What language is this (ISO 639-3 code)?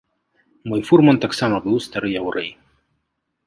bel